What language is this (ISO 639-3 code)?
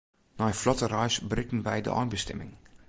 fry